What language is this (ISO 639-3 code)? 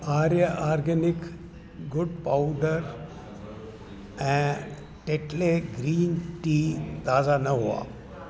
snd